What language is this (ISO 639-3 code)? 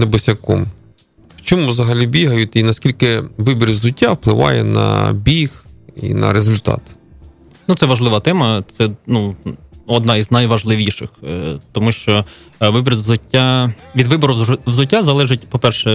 ukr